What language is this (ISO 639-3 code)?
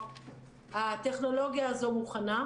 heb